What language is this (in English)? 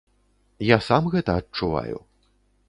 Belarusian